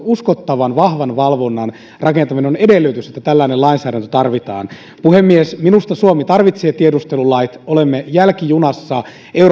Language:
Finnish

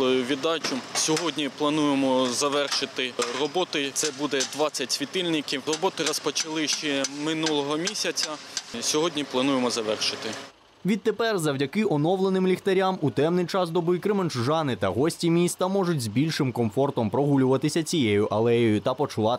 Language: Ukrainian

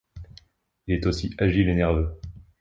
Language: French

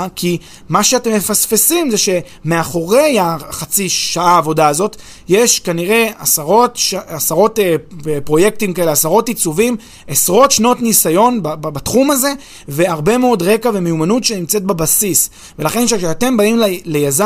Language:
Hebrew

